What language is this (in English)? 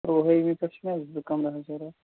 Kashmiri